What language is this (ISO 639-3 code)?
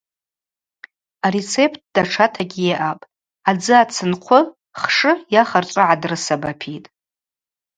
abq